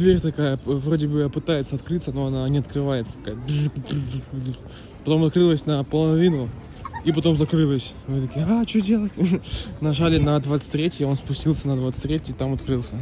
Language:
Russian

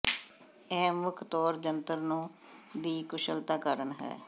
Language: Punjabi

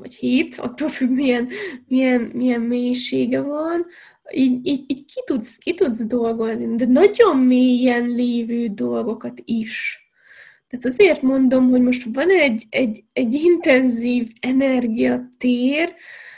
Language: Hungarian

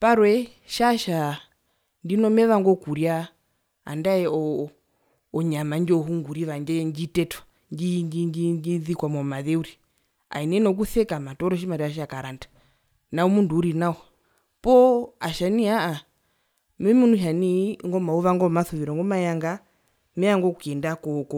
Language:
Herero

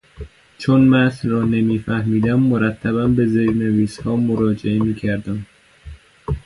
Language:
Persian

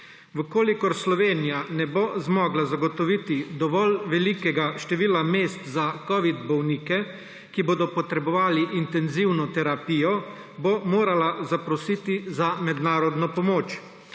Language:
Slovenian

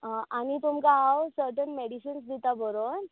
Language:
Konkani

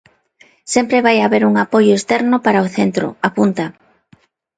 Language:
Galician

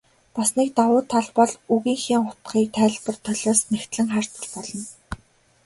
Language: Mongolian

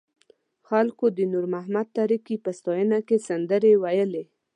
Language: Pashto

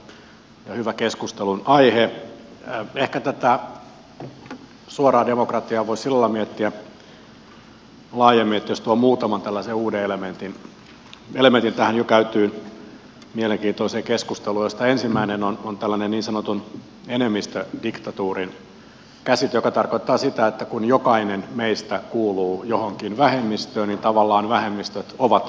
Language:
Finnish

